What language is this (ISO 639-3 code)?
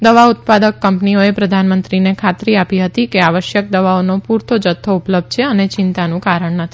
guj